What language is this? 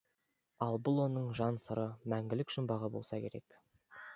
Kazakh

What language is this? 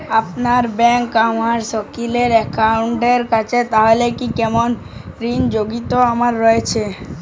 Bangla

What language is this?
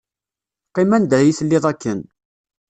Kabyle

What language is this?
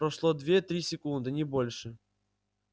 Russian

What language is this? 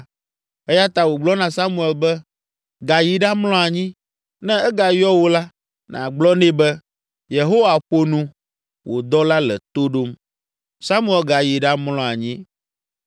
Ewe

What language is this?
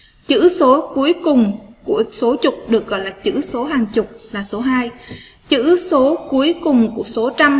Vietnamese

